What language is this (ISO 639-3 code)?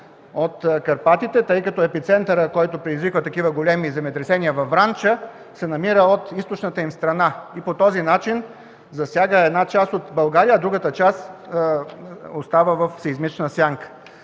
bul